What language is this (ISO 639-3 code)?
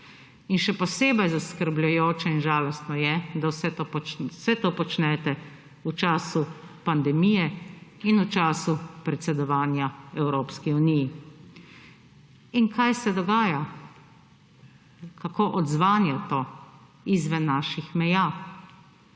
slv